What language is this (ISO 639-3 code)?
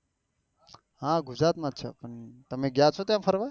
guj